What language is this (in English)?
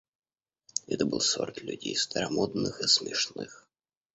Russian